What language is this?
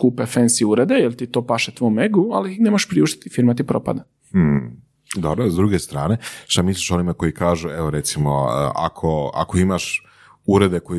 Croatian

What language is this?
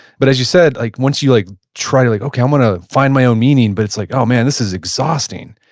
English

